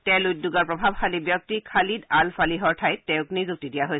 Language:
Assamese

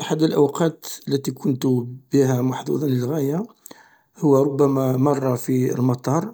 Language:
Algerian Arabic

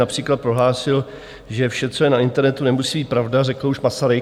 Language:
Czech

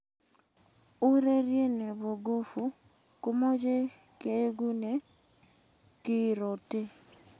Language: Kalenjin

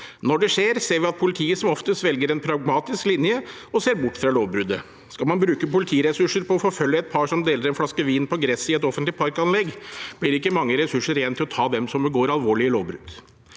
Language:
Norwegian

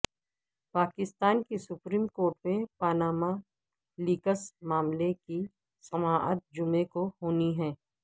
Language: Urdu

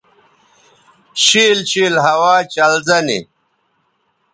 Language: Bateri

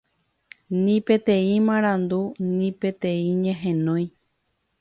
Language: Guarani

